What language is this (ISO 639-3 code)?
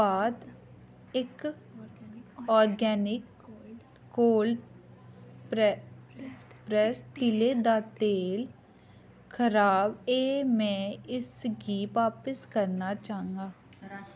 doi